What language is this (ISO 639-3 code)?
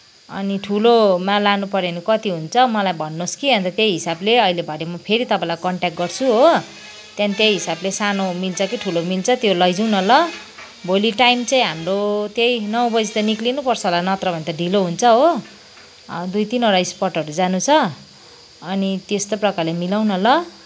nep